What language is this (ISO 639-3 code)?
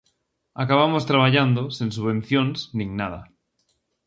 glg